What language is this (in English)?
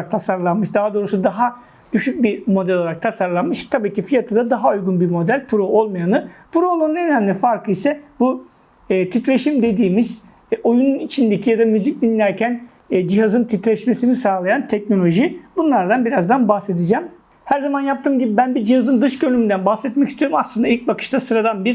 Turkish